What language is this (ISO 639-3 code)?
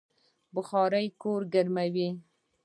pus